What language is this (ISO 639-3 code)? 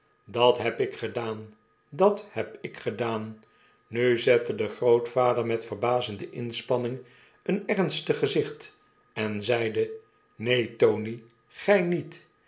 nld